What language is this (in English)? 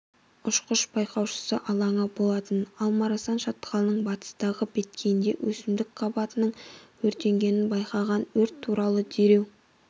Kazakh